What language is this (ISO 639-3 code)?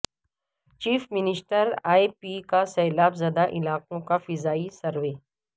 urd